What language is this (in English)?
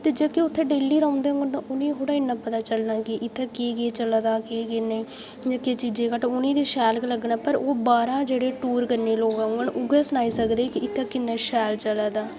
Dogri